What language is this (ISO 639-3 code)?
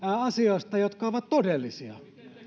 fin